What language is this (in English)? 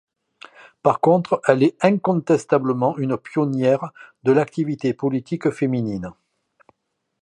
French